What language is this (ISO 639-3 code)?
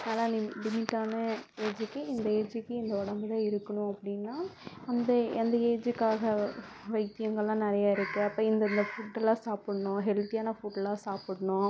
tam